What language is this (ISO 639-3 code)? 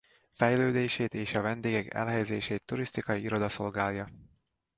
hun